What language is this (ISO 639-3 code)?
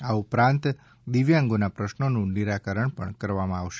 guj